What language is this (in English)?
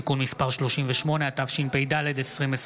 Hebrew